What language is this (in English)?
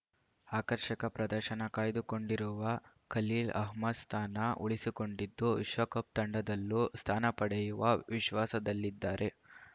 Kannada